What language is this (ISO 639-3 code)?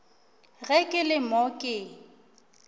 nso